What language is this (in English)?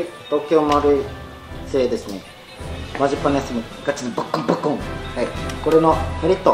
Japanese